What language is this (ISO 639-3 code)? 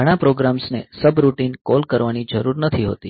guj